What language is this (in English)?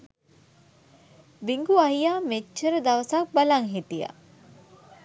Sinhala